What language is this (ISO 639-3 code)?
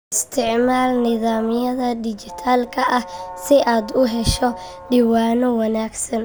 som